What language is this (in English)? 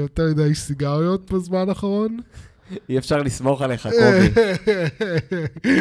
Hebrew